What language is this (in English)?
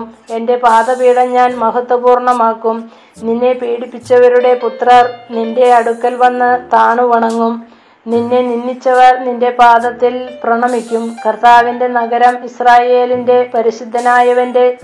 Malayalam